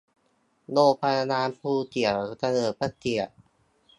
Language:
Thai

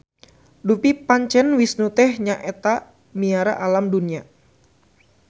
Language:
Sundanese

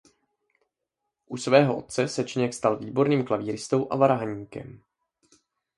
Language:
Czech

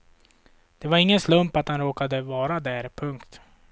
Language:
Swedish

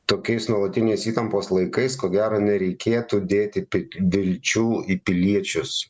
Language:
Lithuanian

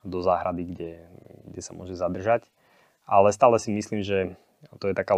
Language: Slovak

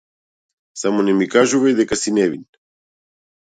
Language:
Macedonian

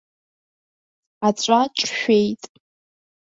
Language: Abkhazian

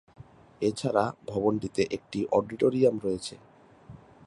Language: Bangla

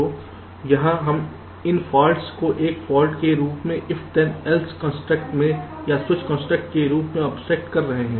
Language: Hindi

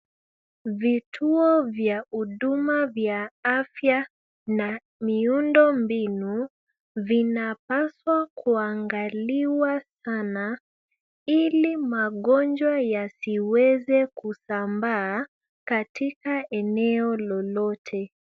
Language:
Swahili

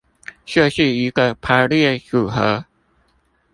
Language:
Chinese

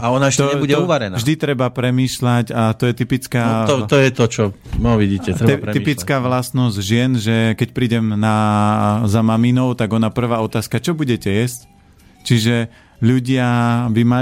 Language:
Slovak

